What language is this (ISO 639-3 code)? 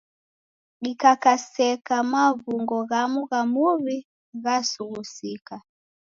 dav